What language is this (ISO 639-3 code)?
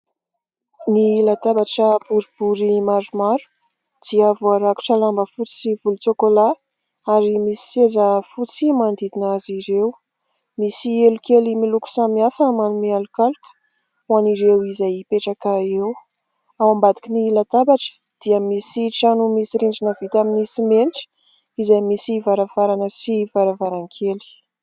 mlg